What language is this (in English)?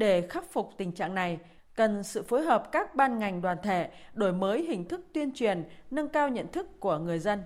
Vietnamese